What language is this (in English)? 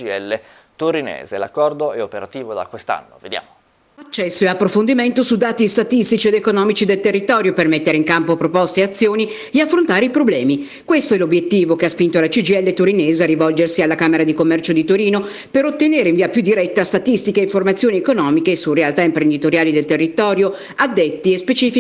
Italian